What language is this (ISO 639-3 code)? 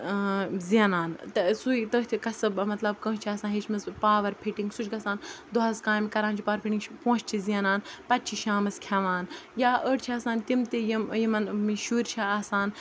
kas